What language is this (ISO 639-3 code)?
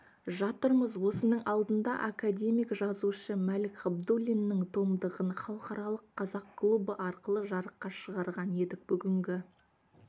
kaz